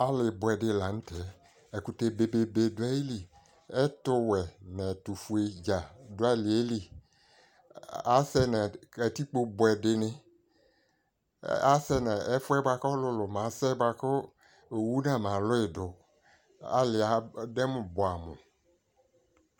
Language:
Ikposo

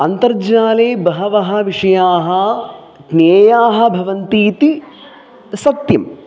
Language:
Sanskrit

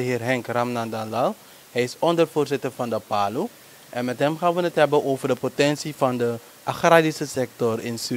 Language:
Dutch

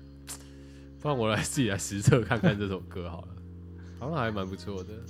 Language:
Chinese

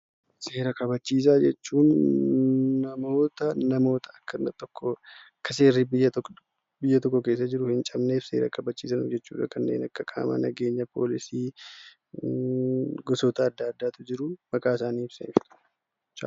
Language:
Oromo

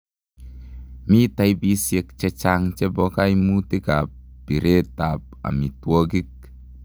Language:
Kalenjin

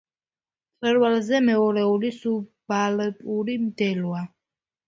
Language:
Georgian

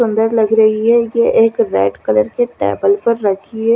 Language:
Hindi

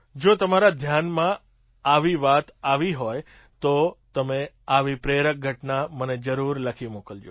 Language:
Gujarati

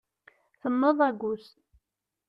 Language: Kabyle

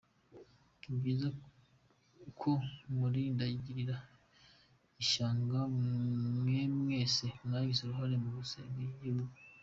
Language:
Kinyarwanda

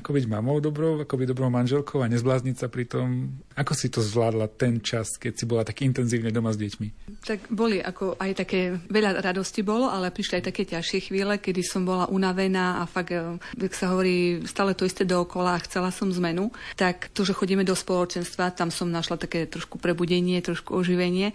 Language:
Slovak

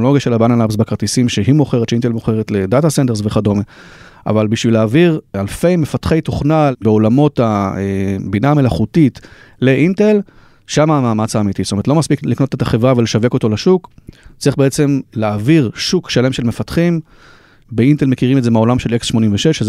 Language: Hebrew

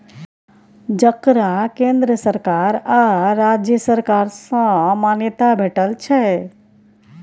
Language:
Maithili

